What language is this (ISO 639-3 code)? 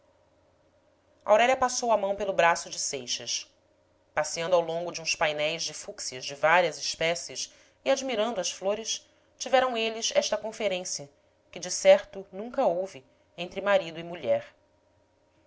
por